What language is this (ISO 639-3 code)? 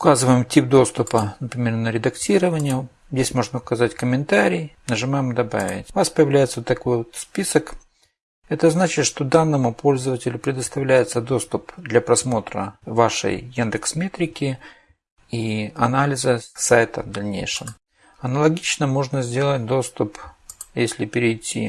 rus